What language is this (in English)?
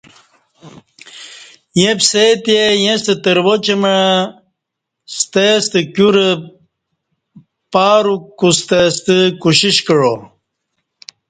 Kati